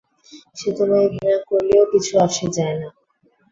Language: Bangla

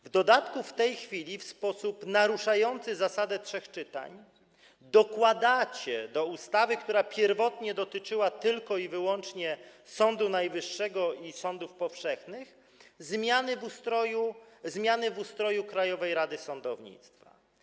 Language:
Polish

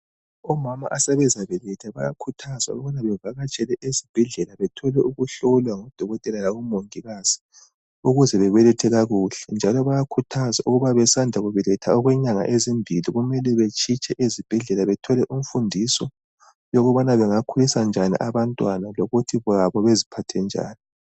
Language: North Ndebele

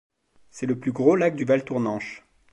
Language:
French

